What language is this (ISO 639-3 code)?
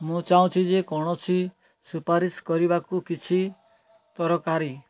ori